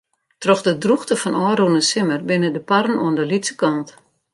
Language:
Western Frisian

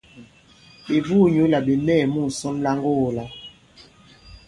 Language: Bankon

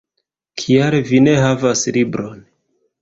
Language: Esperanto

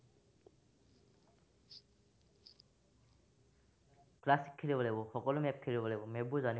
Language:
Assamese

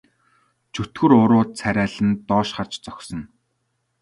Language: Mongolian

